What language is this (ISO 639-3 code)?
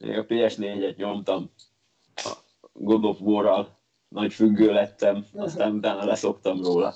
hun